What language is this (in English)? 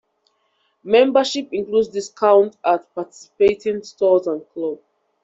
English